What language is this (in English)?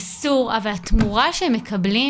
Hebrew